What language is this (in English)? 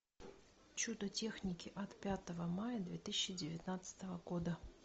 Russian